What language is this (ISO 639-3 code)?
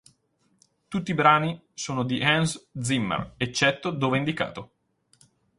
ita